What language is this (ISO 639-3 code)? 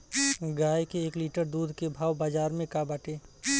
bho